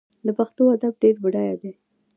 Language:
Pashto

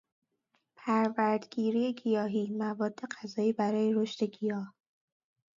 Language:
Persian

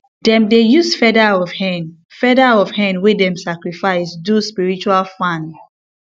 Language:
Nigerian Pidgin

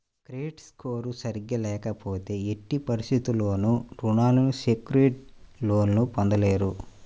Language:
Telugu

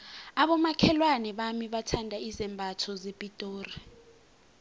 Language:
South Ndebele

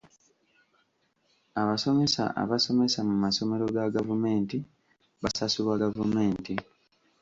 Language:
Ganda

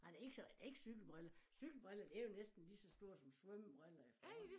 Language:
Danish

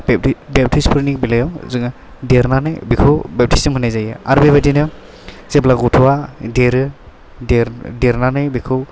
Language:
Bodo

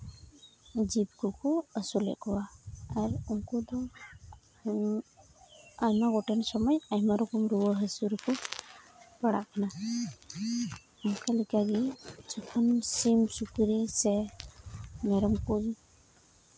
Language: Santali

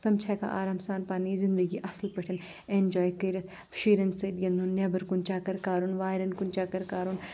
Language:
Kashmiri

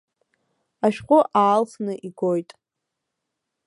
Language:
Abkhazian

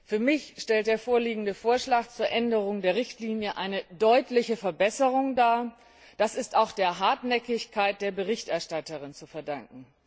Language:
German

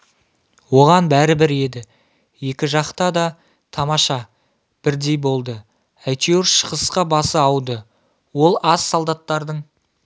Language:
Kazakh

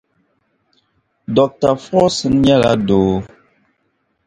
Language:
Dagbani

